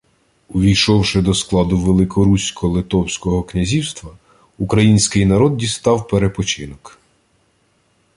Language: Ukrainian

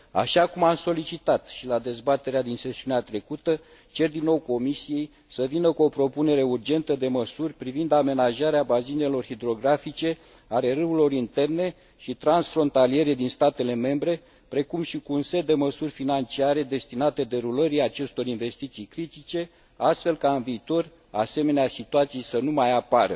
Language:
Romanian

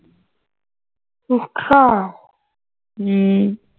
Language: Punjabi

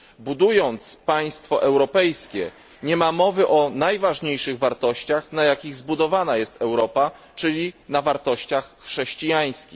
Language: Polish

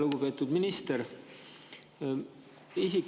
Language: Estonian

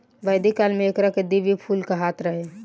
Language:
Bhojpuri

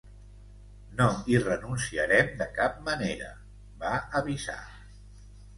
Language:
Catalan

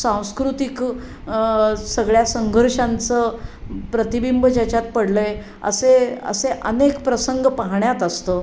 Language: Marathi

